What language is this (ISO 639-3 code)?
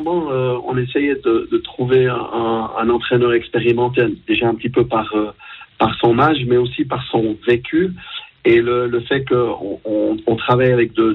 fra